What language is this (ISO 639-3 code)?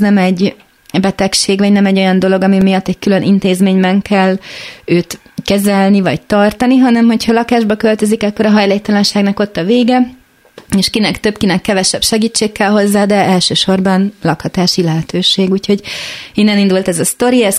hun